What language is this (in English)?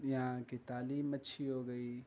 Urdu